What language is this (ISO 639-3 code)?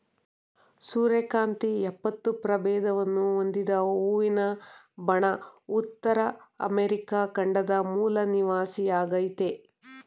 kan